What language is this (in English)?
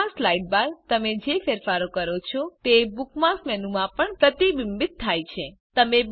Gujarati